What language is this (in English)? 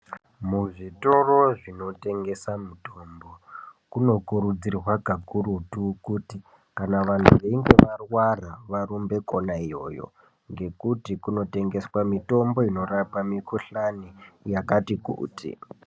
Ndau